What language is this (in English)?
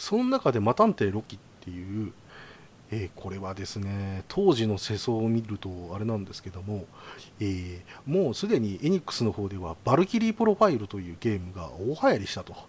Japanese